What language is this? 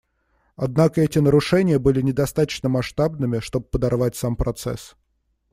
Russian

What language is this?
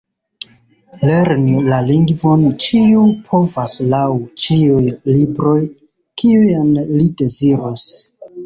Esperanto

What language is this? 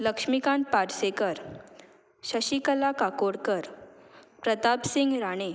Konkani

